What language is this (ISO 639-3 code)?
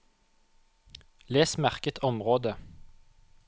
nor